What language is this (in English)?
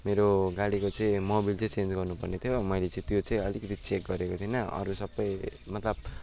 Nepali